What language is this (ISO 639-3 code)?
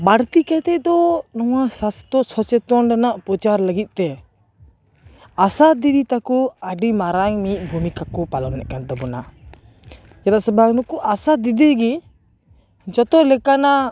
sat